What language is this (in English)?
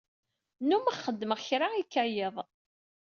Kabyle